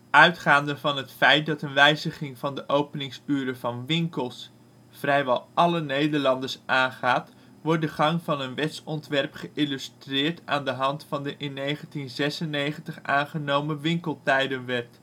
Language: Dutch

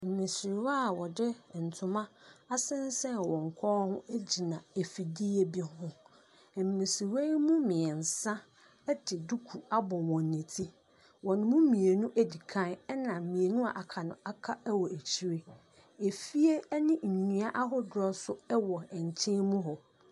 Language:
Akan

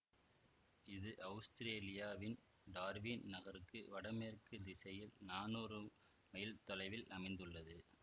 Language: Tamil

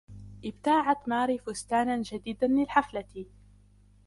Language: Arabic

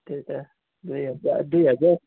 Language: Nepali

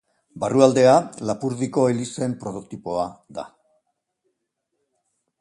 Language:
Basque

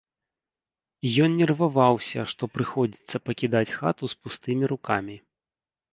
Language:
Belarusian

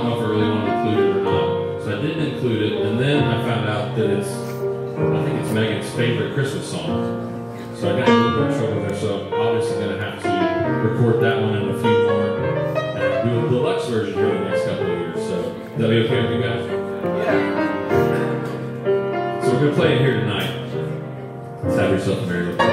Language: English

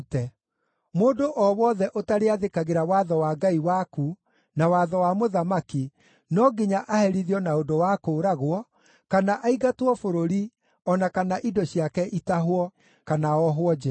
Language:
Kikuyu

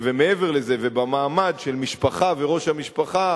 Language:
Hebrew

